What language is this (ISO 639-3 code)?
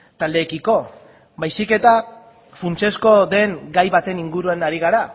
eus